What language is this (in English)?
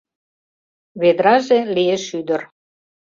Mari